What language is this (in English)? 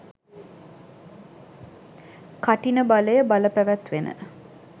Sinhala